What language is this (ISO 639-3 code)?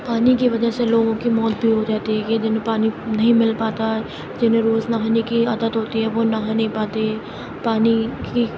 urd